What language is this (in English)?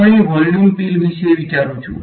Gujarati